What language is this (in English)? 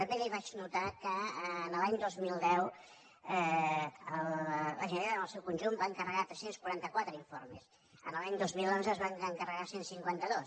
Catalan